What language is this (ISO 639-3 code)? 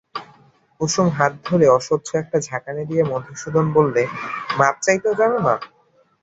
ben